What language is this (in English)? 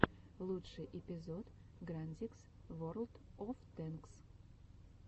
Russian